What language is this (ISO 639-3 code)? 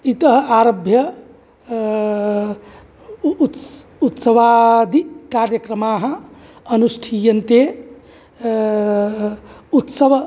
san